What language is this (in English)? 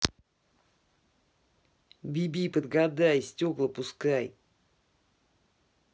Russian